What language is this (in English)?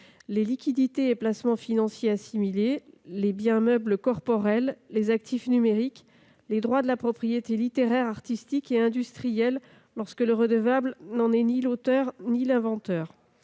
French